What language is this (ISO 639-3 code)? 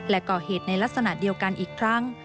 tha